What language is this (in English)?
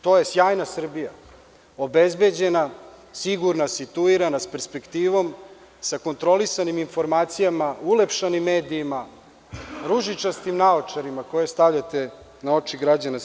Serbian